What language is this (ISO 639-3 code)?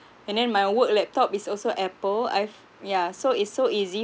eng